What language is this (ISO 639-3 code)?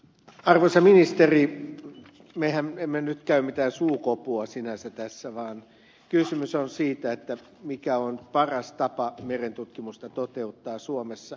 fin